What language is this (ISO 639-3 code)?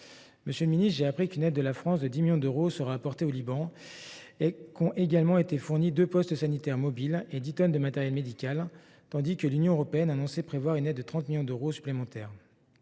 fra